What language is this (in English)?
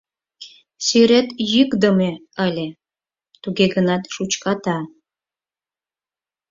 Mari